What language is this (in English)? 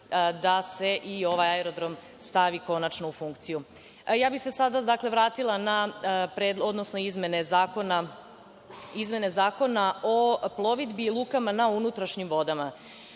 Serbian